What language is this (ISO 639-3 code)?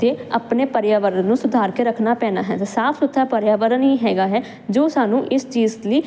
pan